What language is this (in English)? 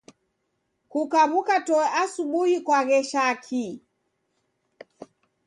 Taita